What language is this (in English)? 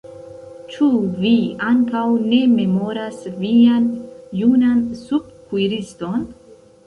Esperanto